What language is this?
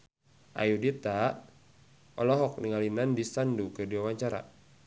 Sundanese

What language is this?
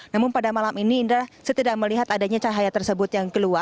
Indonesian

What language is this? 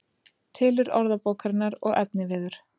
Icelandic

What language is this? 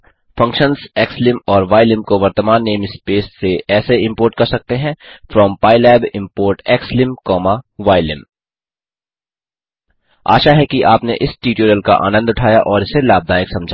Hindi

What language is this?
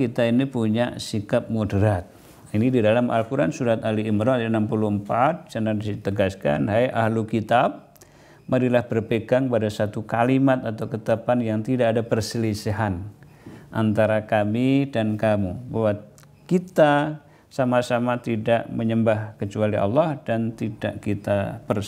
Indonesian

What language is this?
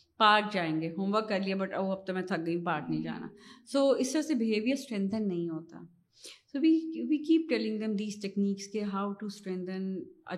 Urdu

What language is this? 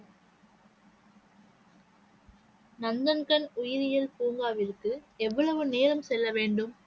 Tamil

